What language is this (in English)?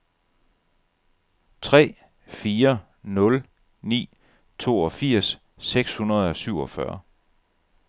Danish